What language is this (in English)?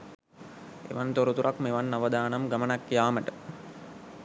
Sinhala